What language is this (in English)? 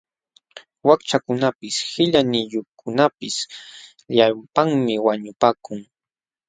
Jauja Wanca Quechua